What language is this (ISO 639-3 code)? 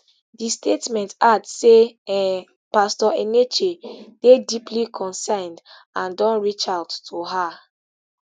pcm